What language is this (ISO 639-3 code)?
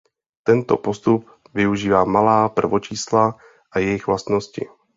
ces